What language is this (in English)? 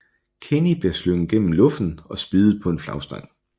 Danish